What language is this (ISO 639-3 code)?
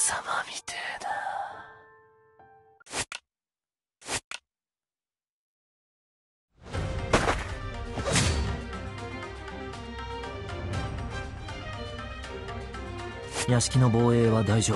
jpn